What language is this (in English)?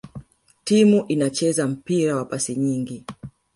Swahili